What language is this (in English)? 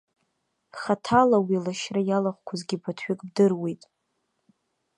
Abkhazian